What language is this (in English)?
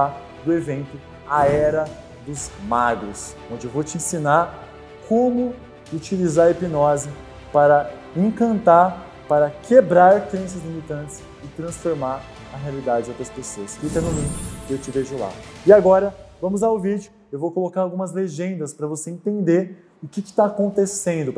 Portuguese